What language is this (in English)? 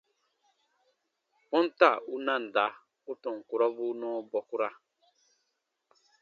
Baatonum